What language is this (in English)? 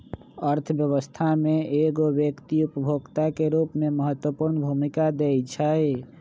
Magahi